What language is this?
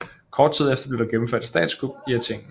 Danish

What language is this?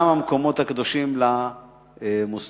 Hebrew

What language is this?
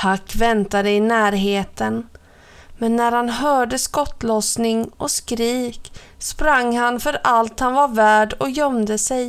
Swedish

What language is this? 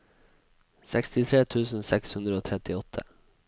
Norwegian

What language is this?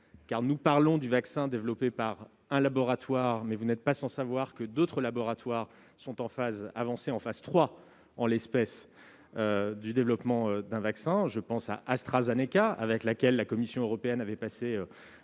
French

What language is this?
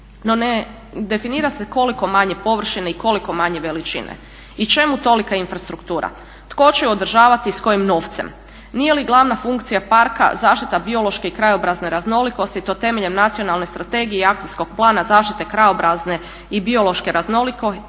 Croatian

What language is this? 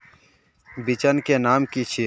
Magahi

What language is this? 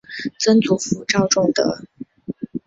Chinese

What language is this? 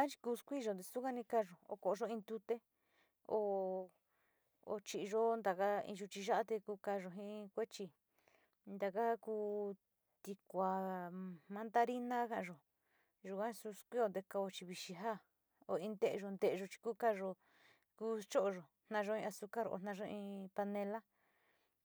Sinicahua Mixtec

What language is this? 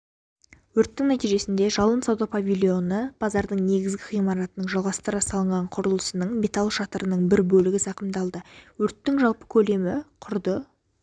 Kazakh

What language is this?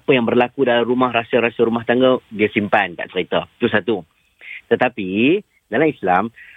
Malay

